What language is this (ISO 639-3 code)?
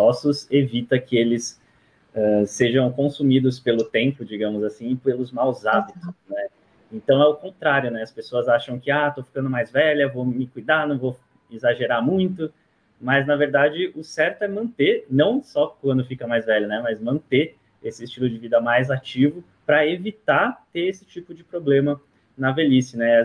por